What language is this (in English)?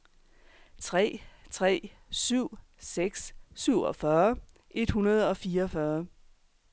Danish